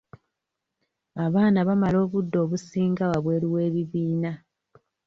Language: Ganda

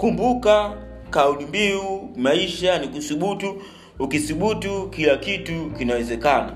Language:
Swahili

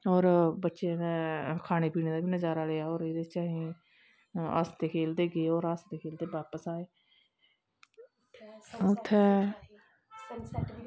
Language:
Dogri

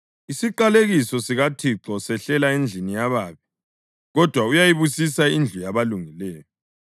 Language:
North Ndebele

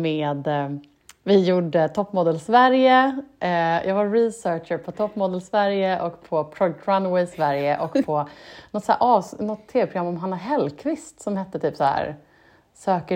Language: Swedish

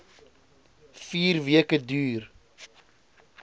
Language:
Afrikaans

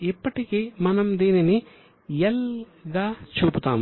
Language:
Telugu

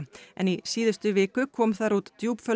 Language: Icelandic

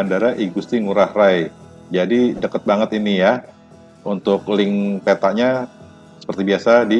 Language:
Indonesian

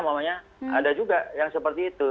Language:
Indonesian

